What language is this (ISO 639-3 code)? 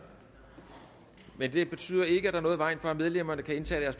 dan